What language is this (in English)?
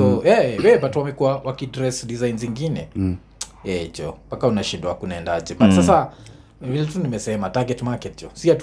Swahili